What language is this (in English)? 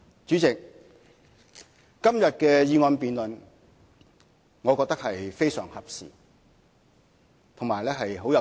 Cantonese